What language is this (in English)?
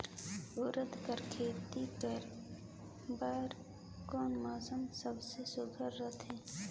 Chhattisgarhi